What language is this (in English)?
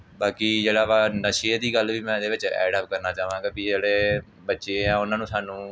Punjabi